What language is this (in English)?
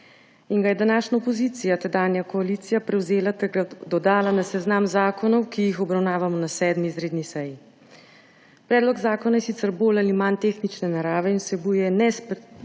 Slovenian